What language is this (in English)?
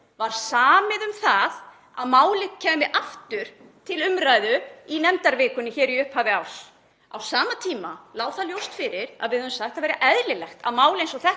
Icelandic